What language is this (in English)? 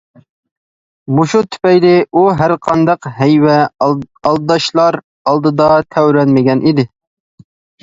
Uyghur